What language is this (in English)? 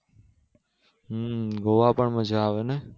Gujarati